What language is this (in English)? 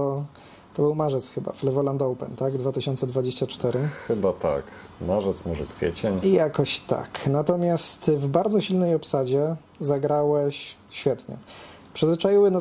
Polish